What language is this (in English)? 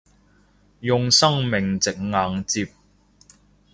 Cantonese